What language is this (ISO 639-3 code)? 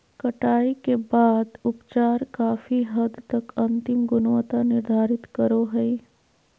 mag